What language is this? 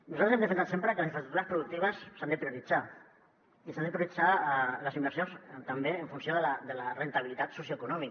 Catalan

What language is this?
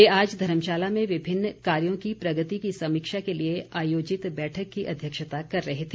Hindi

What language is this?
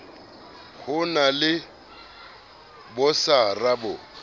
Southern Sotho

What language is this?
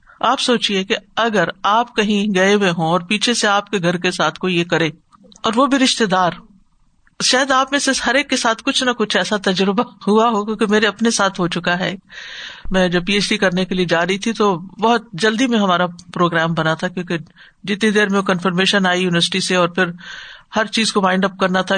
Urdu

